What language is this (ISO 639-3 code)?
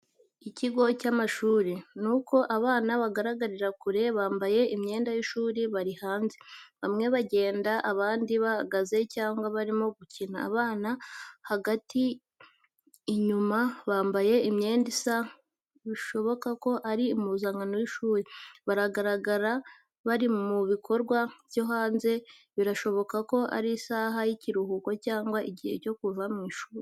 kin